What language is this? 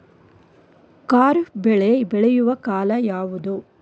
Kannada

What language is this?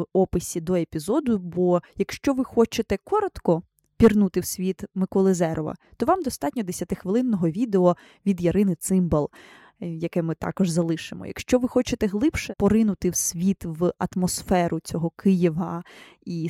Ukrainian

